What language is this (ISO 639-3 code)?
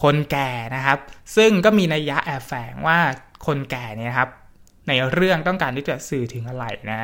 tha